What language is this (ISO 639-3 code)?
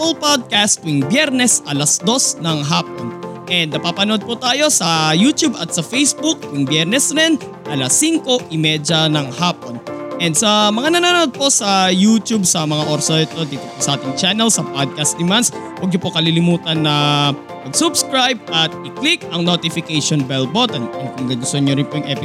fil